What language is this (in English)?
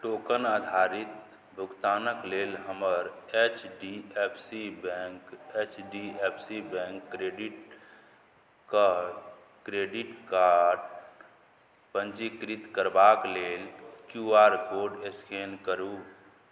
Maithili